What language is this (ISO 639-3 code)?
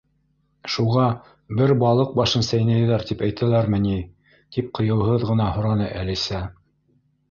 bak